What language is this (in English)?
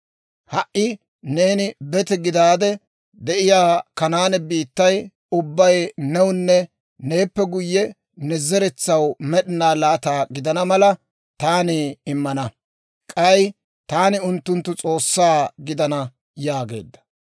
Dawro